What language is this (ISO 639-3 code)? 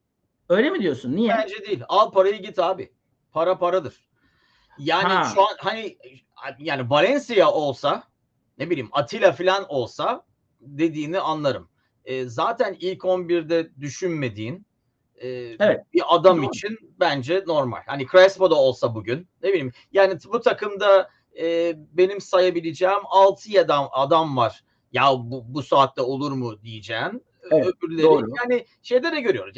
tur